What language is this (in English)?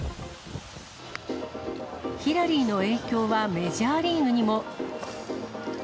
Japanese